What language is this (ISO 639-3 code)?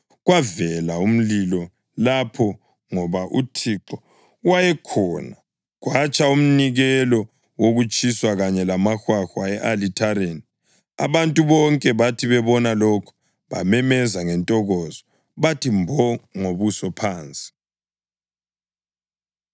nde